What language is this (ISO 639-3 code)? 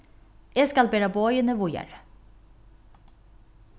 fao